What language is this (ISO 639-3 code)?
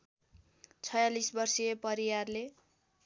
nep